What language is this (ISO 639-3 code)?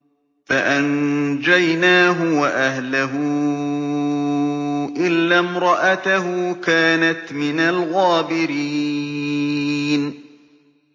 ara